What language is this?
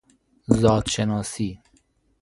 Persian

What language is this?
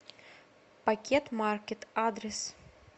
Russian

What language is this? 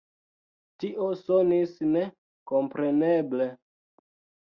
Esperanto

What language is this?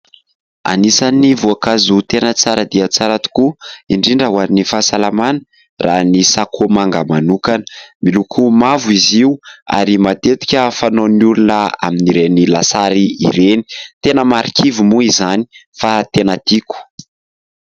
Malagasy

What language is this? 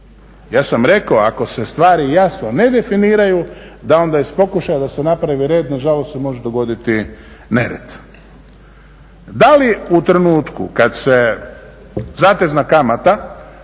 Croatian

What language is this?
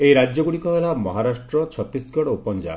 Odia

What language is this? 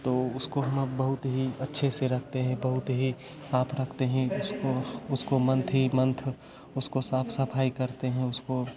Hindi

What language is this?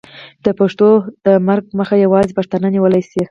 Pashto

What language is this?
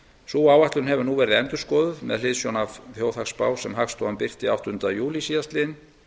Icelandic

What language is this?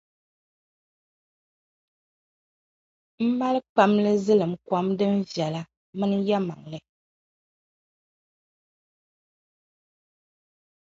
Dagbani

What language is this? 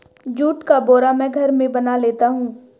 Hindi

